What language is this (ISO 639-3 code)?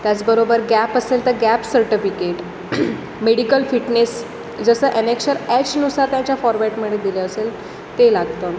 mar